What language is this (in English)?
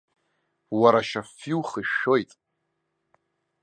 Abkhazian